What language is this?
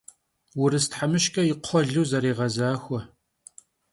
Kabardian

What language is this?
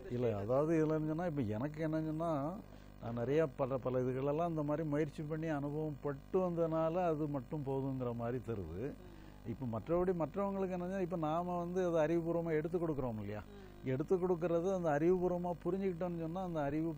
Arabic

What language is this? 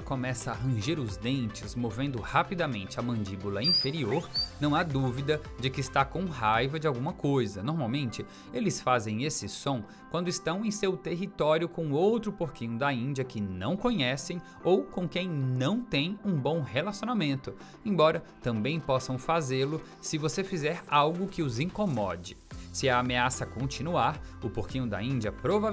Portuguese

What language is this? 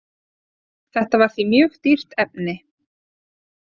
Icelandic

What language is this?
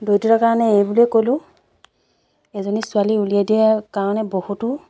Assamese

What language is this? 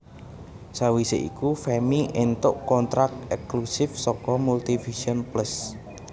Javanese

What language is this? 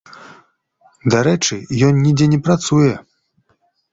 Belarusian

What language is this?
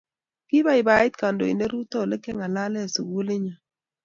Kalenjin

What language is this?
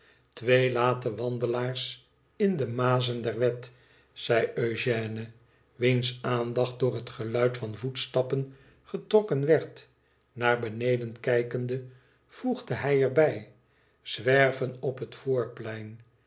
Dutch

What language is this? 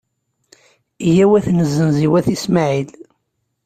Kabyle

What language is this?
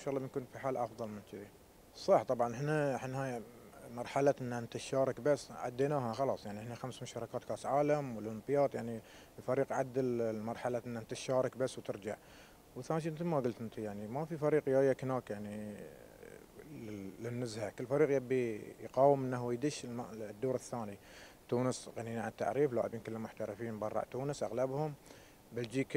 Arabic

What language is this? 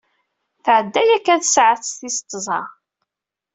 Kabyle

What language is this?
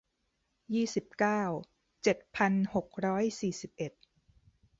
Thai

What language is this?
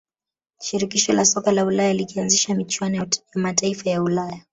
Swahili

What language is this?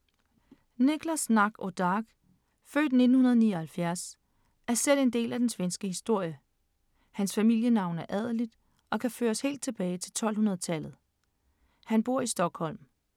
Danish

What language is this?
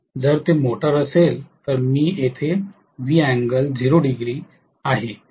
Marathi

